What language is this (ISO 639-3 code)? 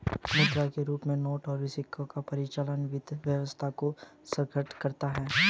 hin